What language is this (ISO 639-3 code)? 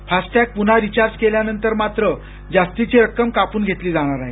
mar